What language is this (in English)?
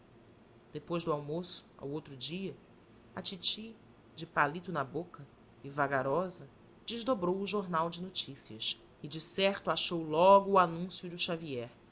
Portuguese